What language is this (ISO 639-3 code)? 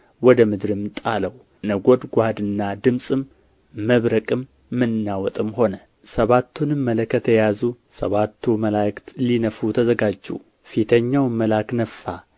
amh